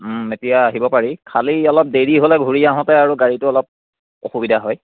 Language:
Assamese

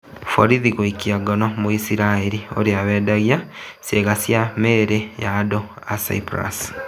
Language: Kikuyu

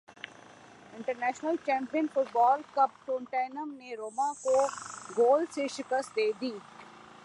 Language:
Urdu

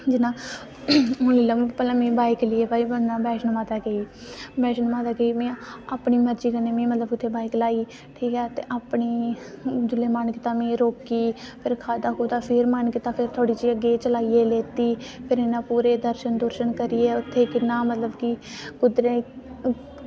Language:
Dogri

